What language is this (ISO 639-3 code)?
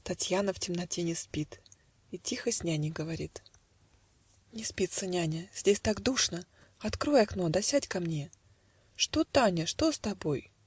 rus